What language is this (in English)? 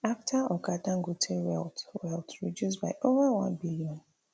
Nigerian Pidgin